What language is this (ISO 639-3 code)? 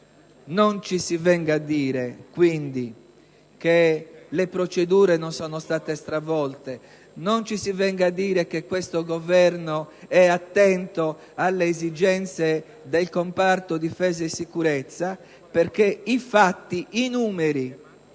ita